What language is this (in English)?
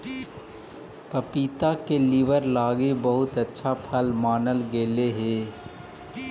Magahi